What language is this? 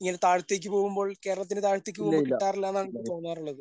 Malayalam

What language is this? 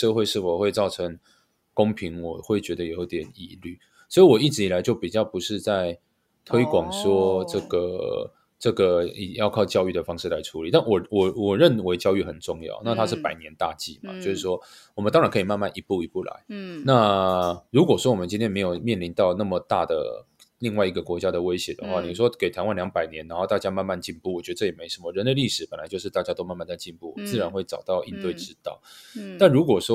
Chinese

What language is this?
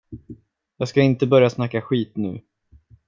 Swedish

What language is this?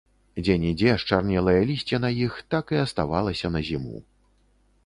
Belarusian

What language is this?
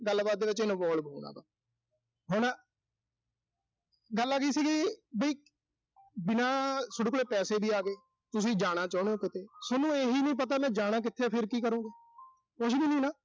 Punjabi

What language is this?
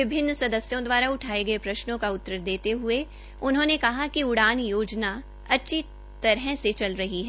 Hindi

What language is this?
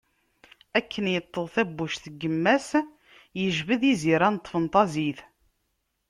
Kabyle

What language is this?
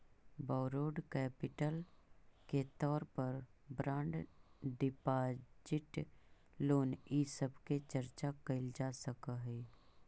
Magahi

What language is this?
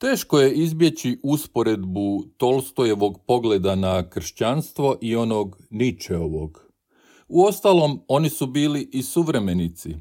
Croatian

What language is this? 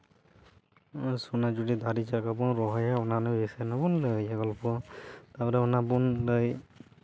Santali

